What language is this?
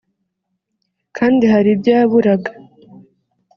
Kinyarwanda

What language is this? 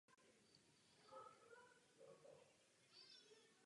Czech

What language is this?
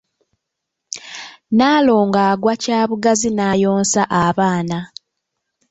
Ganda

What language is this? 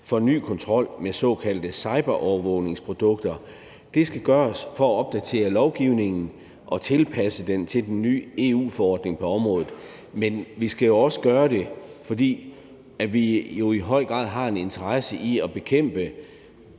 Danish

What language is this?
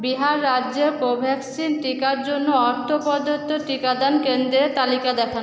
Bangla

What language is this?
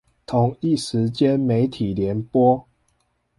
Chinese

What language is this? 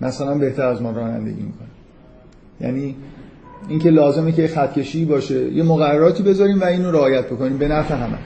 Persian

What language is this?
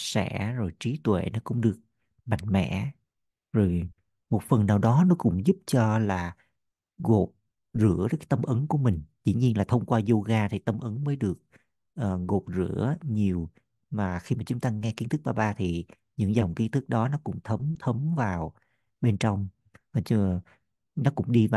Vietnamese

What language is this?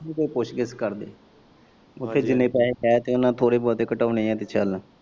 Punjabi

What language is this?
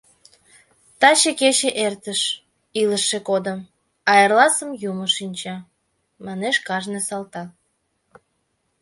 Mari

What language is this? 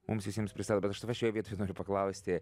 Lithuanian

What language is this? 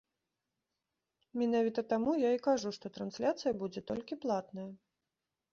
Belarusian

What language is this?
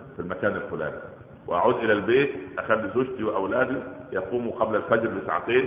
Arabic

